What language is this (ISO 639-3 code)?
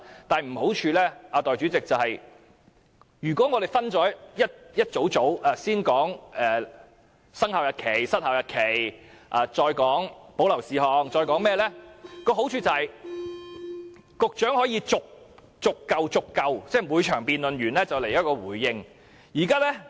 yue